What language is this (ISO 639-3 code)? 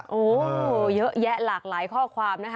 tha